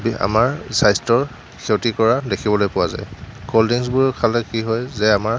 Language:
Assamese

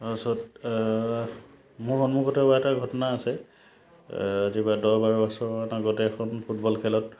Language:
Assamese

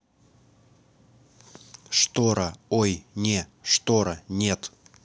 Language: Russian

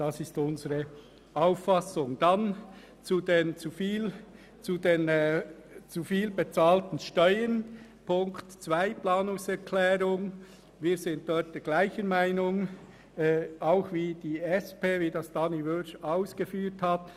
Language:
Swiss German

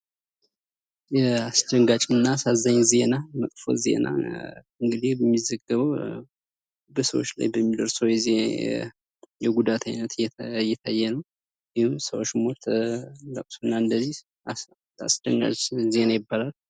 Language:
Amharic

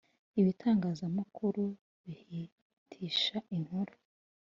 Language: Kinyarwanda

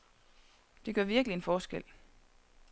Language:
Danish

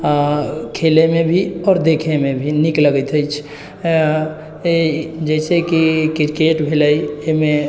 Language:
Maithili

